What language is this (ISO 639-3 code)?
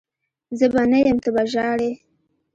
pus